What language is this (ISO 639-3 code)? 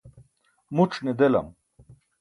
bsk